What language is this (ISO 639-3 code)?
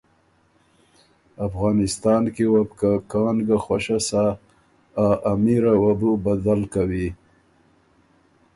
oru